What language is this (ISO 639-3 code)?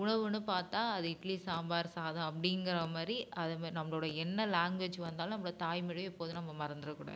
tam